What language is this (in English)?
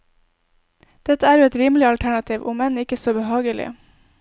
Norwegian